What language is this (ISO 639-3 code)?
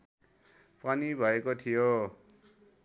nep